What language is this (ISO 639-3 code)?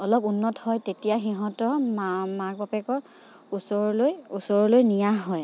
asm